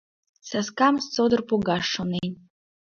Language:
Mari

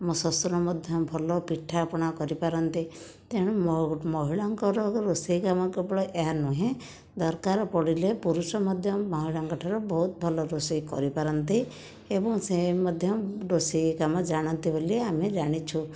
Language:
Odia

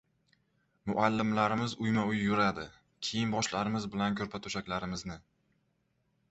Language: Uzbek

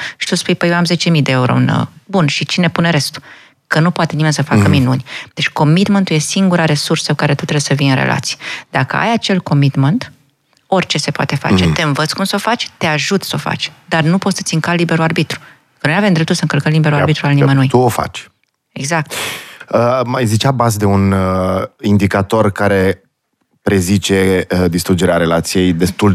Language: Romanian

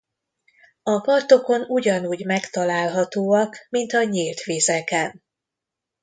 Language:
Hungarian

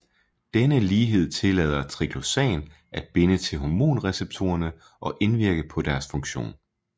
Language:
Danish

